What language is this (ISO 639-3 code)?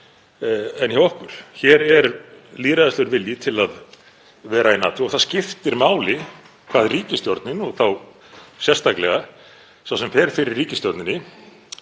isl